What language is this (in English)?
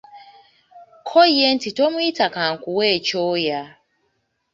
Ganda